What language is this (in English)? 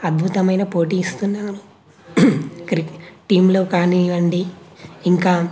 Telugu